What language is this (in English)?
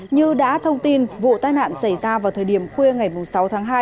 Vietnamese